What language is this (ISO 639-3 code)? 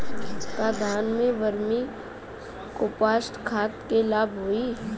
bho